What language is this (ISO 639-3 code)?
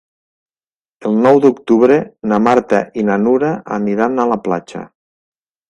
cat